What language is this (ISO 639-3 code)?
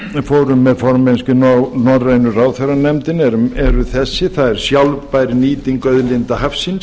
isl